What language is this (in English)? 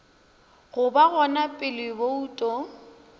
Northern Sotho